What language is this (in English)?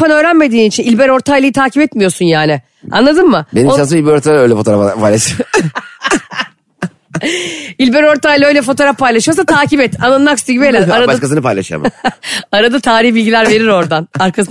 Turkish